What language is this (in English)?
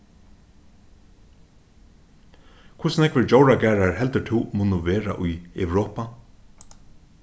Faroese